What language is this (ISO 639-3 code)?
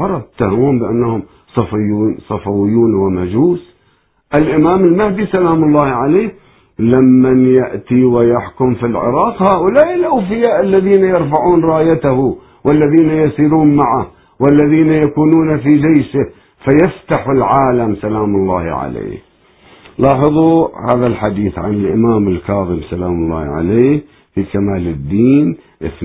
ara